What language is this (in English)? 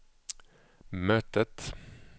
Swedish